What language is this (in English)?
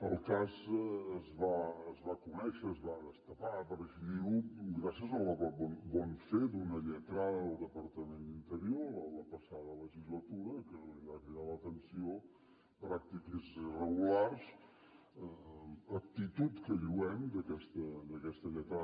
Catalan